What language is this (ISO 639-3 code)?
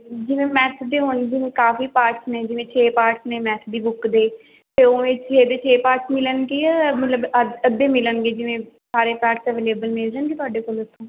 pan